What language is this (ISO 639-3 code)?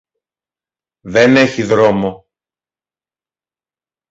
ell